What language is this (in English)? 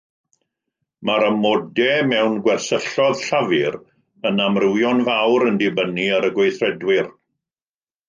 Welsh